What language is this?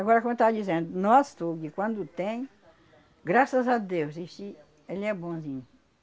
Portuguese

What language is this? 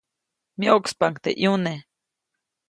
Copainalá Zoque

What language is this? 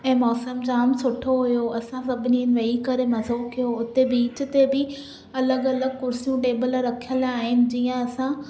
Sindhi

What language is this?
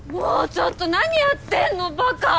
Japanese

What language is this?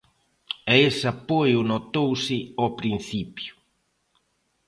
Galician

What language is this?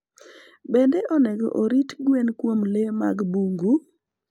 Luo (Kenya and Tanzania)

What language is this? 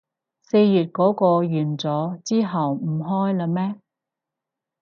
Cantonese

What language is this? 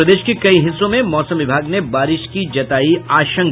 Hindi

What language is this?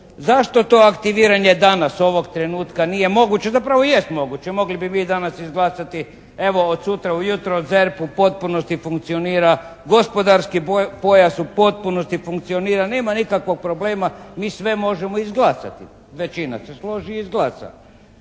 Croatian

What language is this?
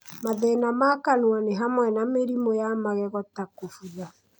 Kikuyu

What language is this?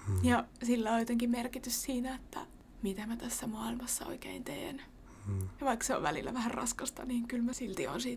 Finnish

